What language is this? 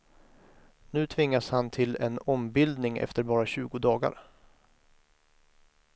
Swedish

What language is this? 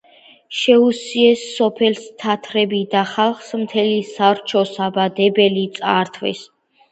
Georgian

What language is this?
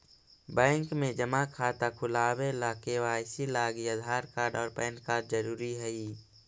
Magahi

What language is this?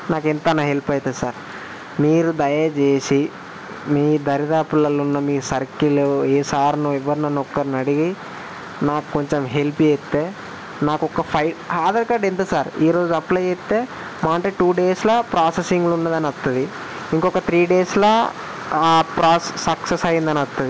Telugu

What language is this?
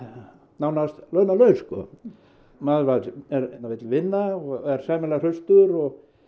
Icelandic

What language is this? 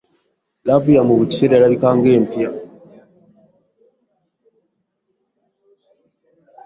Ganda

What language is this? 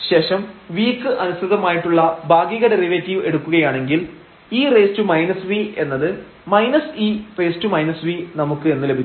Malayalam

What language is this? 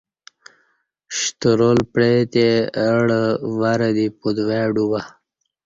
Kati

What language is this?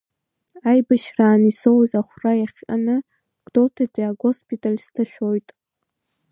Abkhazian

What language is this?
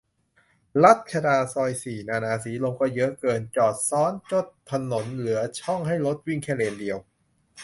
Thai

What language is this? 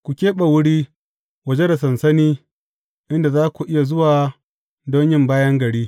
Hausa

